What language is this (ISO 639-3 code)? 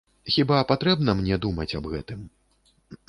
bel